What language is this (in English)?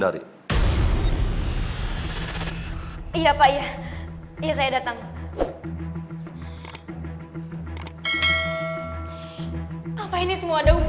Indonesian